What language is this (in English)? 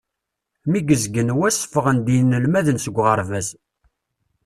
Kabyle